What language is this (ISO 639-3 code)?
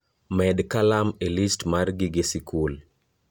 luo